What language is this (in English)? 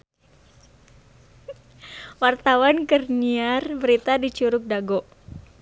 Sundanese